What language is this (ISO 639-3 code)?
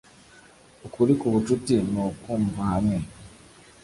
kin